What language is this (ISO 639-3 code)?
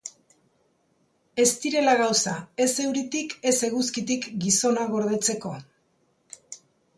eus